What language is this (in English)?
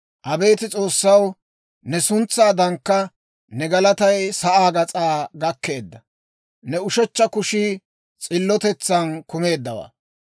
Dawro